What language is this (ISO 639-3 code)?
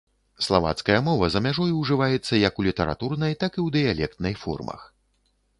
bel